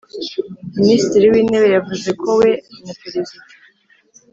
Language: Kinyarwanda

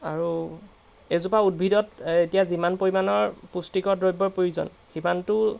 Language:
Assamese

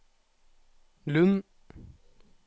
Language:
Norwegian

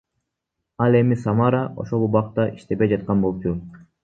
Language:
Kyrgyz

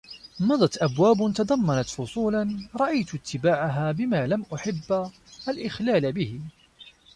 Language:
Arabic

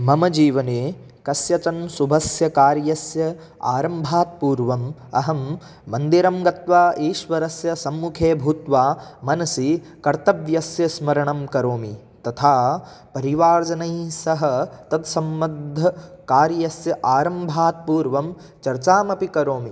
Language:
Sanskrit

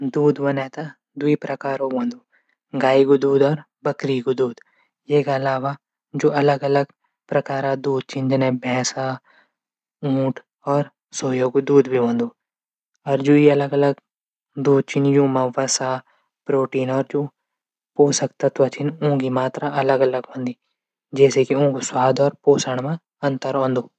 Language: Garhwali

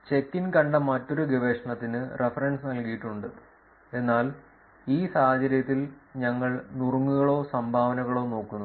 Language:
Malayalam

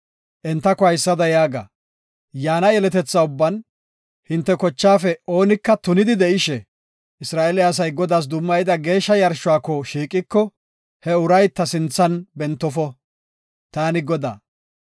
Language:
Gofa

